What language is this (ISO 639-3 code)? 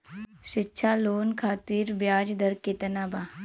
bho